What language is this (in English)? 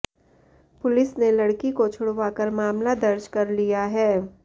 Hindi